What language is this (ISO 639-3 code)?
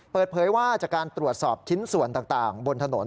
tha